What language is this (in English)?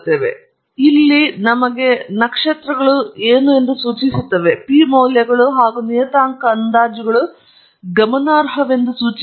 Kannada